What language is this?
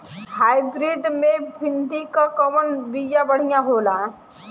Bhojpuri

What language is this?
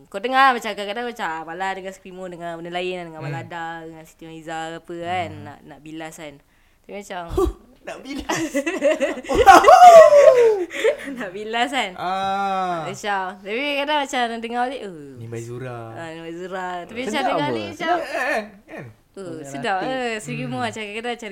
Malay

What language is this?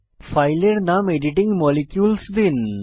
Bangla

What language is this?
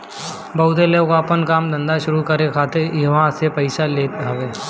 Bhojpuri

